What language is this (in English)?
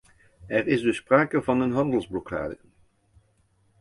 Dutch